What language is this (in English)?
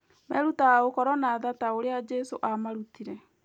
Kikuyu